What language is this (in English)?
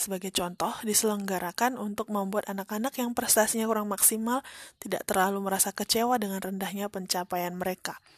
Indonesian